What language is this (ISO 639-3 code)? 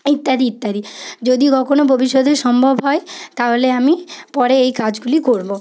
ben